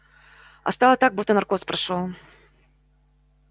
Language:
Russian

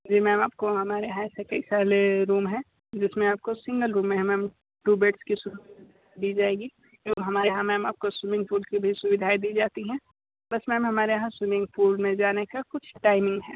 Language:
Hindi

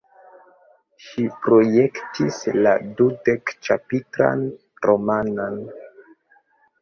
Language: Esperanto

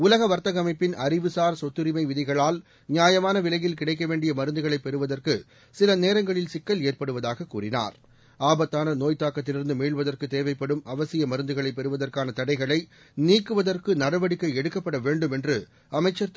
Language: Tamil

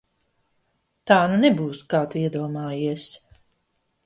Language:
Latvian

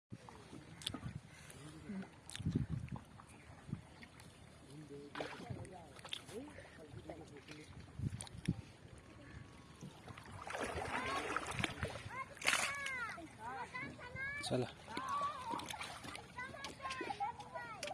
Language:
Bangla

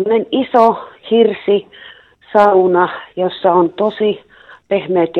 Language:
Finnish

